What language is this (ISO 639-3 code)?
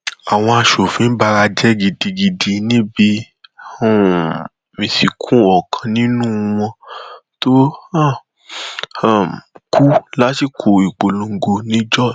yor